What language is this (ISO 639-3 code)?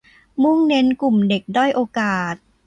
tha